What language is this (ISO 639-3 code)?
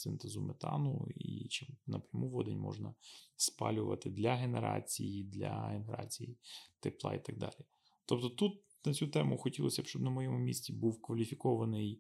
ukr